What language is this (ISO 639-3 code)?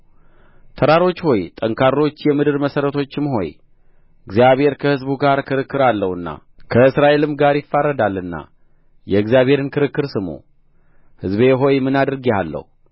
amh